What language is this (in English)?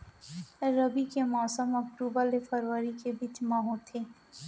Chhattisgarhi